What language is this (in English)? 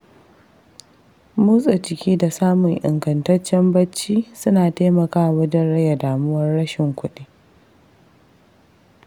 Hausa